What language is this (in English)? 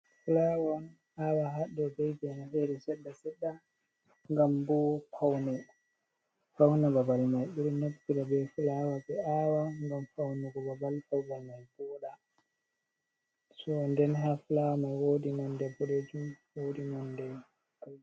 Fula